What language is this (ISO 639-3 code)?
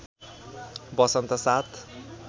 nep